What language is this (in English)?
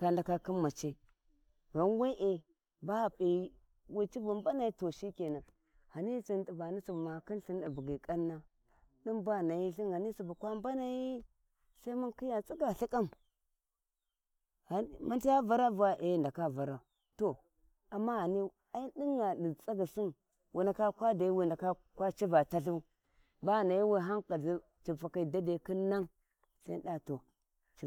Warji